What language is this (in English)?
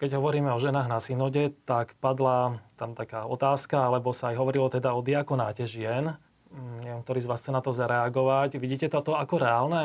Slovak